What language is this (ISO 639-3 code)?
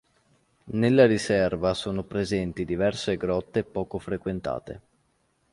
ita